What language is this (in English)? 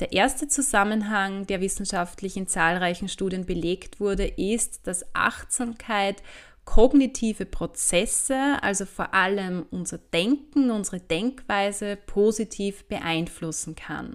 German